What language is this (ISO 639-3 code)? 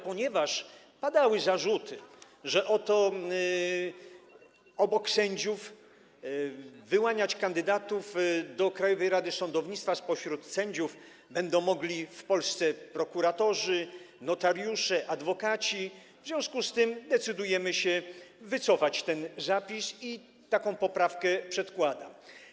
pol